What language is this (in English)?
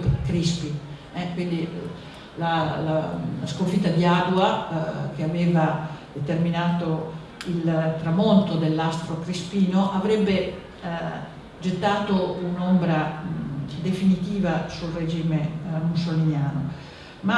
Italian